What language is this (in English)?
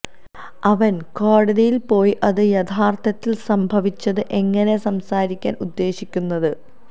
Malayalam